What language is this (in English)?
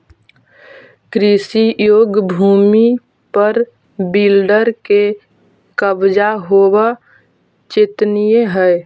Magahi